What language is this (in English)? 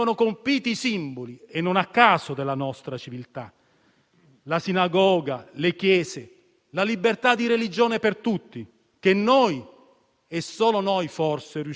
Italian